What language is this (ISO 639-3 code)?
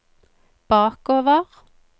nor